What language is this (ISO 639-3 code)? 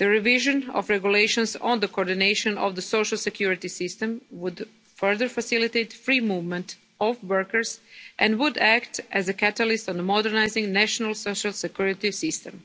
eng